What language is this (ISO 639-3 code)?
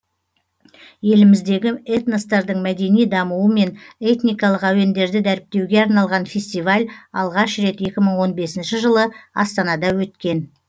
kaz